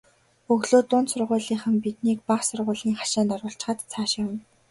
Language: Mongolian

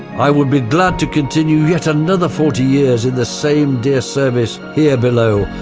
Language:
English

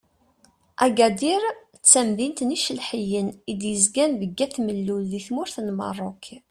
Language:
Kabyle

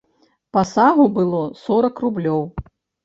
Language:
Belarusian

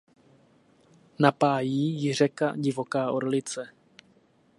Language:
Czech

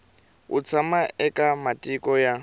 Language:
Tsonga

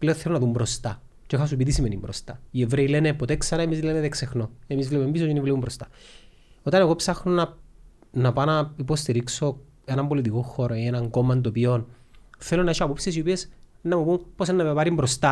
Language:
Greek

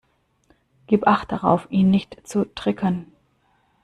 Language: German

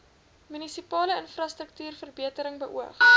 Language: Afrikaans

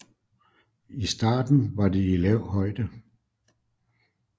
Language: Danish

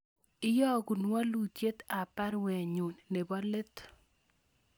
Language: Kalenjin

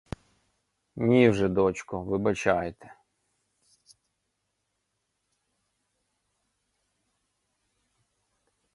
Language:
Ukrainian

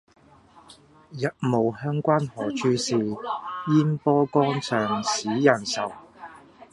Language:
Cantonese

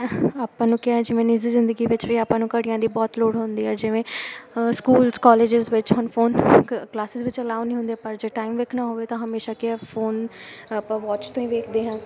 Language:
Punjabi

